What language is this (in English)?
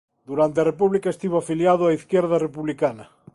Galician